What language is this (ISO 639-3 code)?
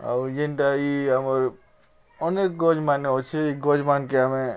ori